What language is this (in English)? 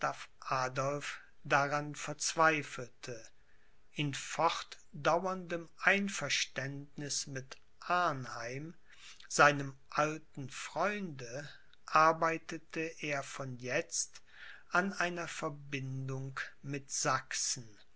German